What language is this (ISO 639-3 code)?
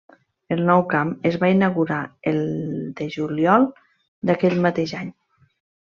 cat